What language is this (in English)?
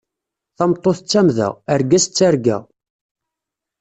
Kabyle